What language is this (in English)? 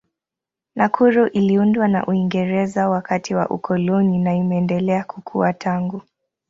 Swahili